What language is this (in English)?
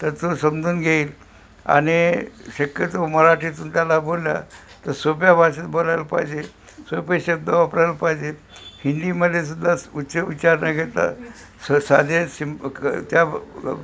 Marathi